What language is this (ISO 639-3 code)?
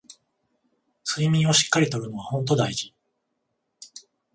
jpn